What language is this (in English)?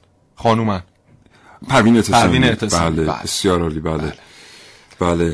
Persian